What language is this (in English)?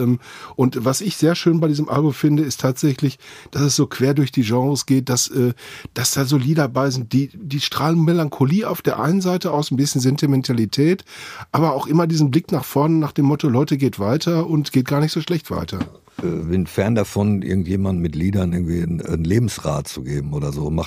German